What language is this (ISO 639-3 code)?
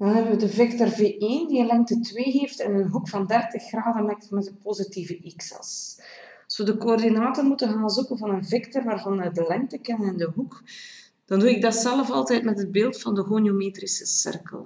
nld